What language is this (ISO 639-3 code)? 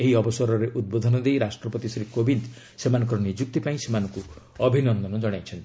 ori